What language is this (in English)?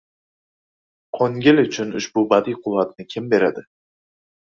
Uzbek